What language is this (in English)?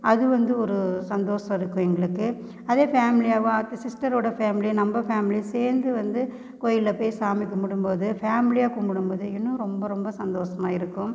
Tamil